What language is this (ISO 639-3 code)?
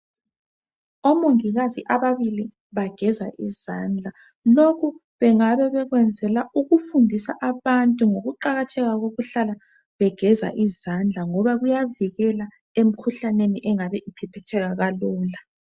nde